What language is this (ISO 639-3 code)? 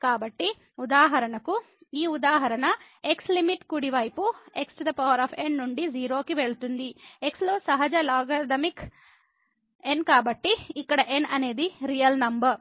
tel